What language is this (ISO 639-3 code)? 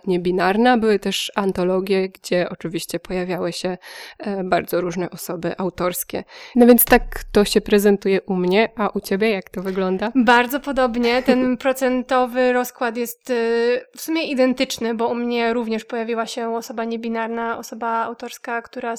pol